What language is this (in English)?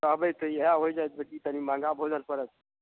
Maithili